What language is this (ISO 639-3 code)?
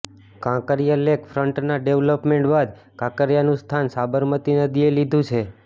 guj